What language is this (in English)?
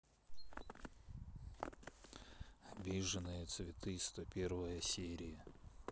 Russian